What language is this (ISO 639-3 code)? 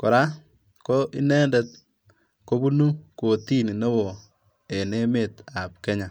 kln